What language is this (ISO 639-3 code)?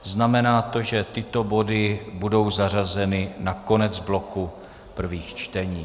ces